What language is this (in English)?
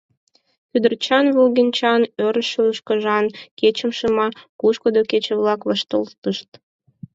Mari